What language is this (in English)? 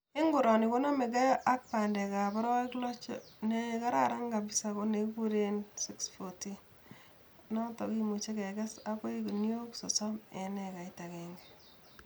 Kalenjin